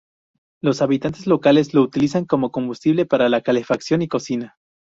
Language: Spanish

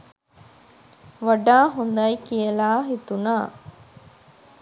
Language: Sinhala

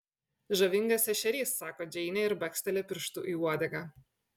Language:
Lithuanian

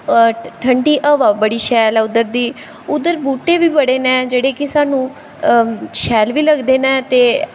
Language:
Dogri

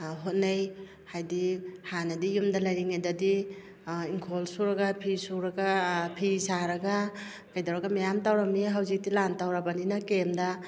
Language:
Manipuri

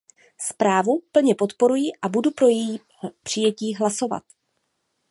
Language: Czech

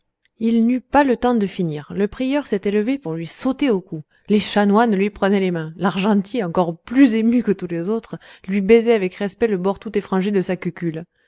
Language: French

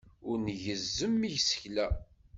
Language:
Kabyle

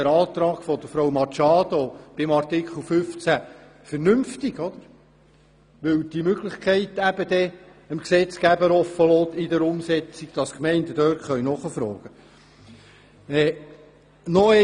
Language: Swiss German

